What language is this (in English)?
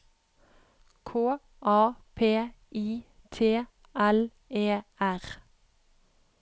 Norwegian